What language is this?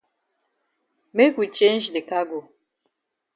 Cameroon Pidgin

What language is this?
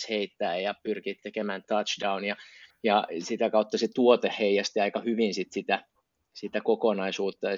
Finnish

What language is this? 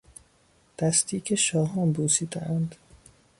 Persian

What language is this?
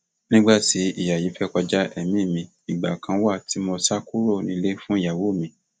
Yoruba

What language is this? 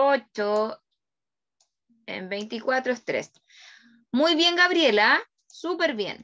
Spanish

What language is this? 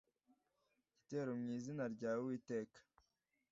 Kinyarwanda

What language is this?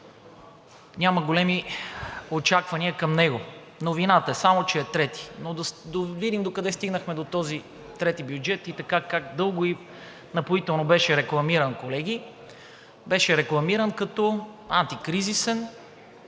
Bulgarian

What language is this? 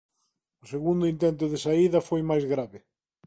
Galician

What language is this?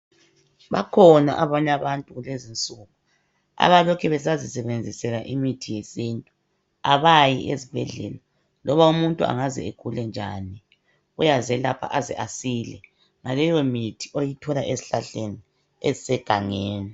North Ndebele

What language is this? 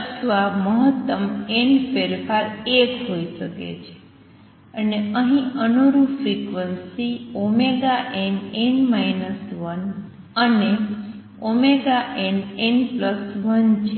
Gujarati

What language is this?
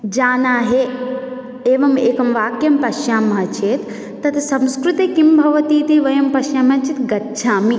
Sanskrit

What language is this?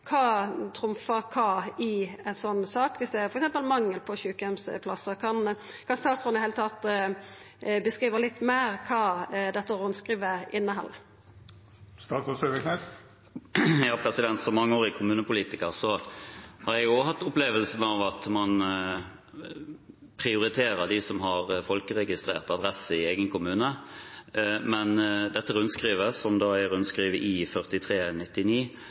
Norwegian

